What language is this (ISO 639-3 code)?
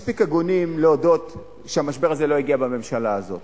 heb